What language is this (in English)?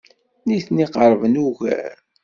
Kabyle